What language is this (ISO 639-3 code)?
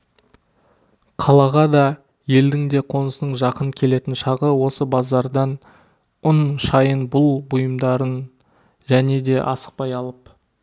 kaz